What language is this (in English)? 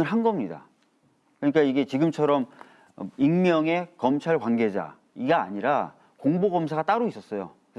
Korean